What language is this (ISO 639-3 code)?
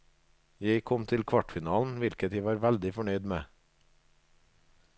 nor